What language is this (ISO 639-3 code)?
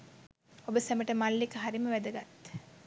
sin